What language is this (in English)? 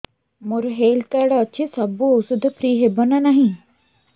Odia